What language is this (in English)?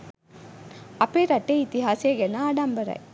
Sinhala